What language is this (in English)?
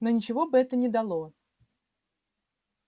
Russian